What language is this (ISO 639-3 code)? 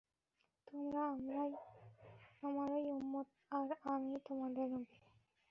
ben